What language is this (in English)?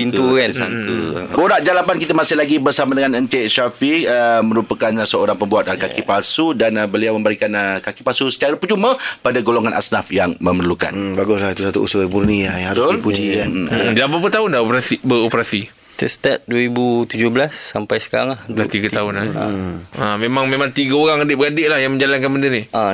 Malay